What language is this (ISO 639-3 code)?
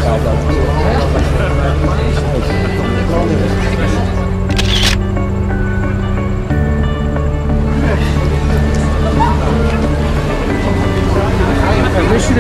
nld